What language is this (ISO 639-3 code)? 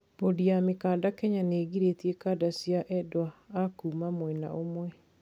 kik